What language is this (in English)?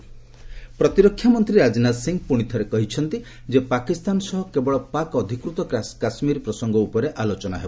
Odia